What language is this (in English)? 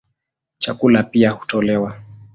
Swahili